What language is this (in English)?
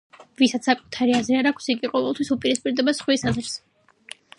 Georgian